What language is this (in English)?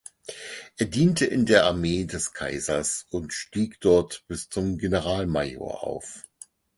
German